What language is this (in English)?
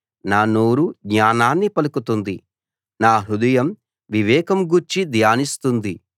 Telugu